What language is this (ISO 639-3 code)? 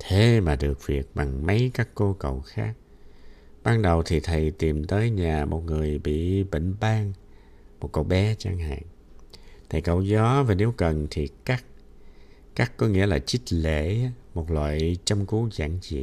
vie